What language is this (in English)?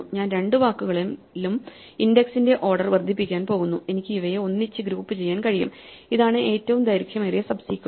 Malayalam